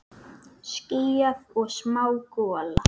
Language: Icelandic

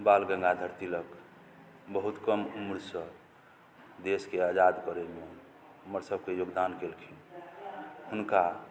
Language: Maithili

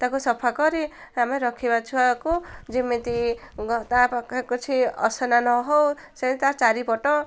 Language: Odia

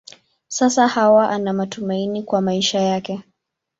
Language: Swahili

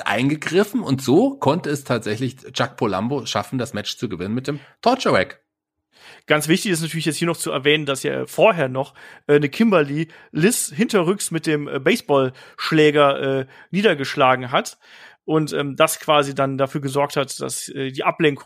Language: German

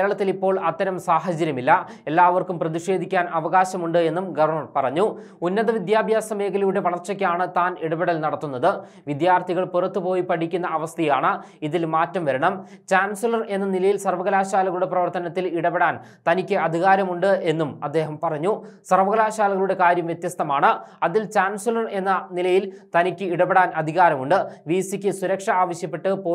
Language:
Romanian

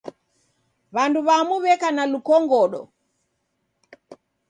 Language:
Taita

